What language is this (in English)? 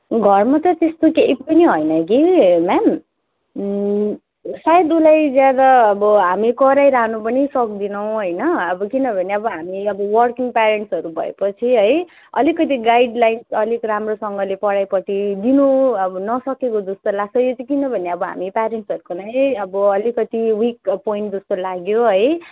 Nepali